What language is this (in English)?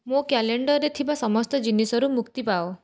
Odia